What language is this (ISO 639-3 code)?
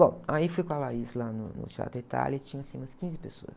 por